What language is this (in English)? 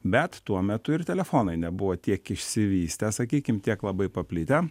Lithuanian